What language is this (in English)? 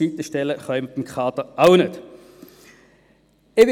Swiss German